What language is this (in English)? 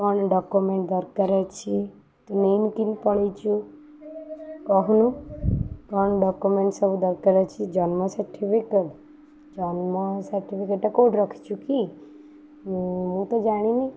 Odia